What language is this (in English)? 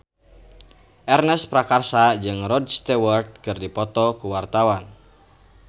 Sundanese